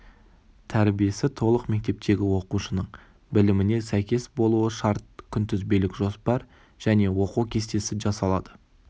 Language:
Kazakh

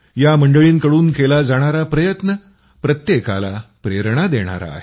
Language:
Marathi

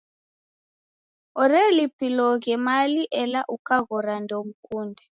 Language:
Taita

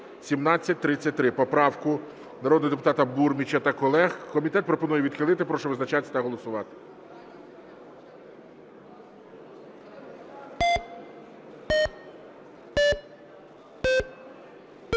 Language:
Ukrainian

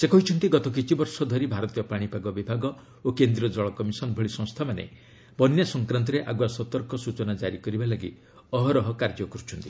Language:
Odia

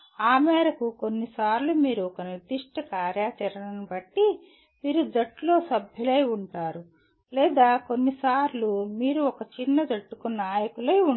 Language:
Telugu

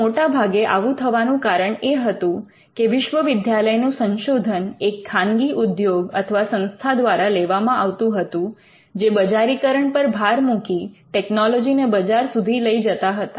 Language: Gujarati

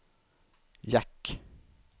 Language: Swedish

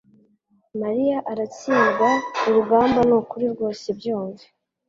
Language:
Kinyarwanda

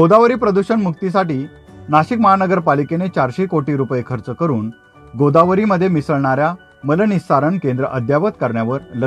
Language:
Marathi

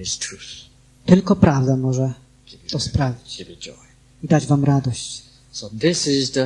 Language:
Polish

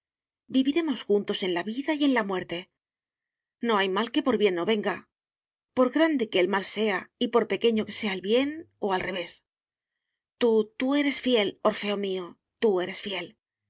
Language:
Spanish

